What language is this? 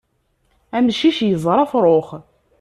Kabyle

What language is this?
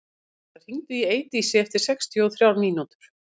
Icelandic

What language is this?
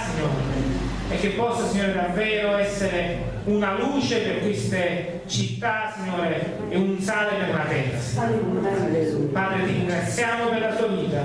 Italian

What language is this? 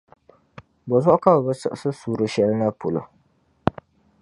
Dagbani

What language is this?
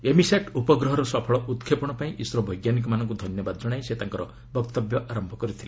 Odia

